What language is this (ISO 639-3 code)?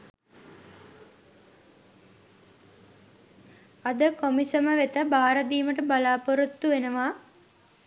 sin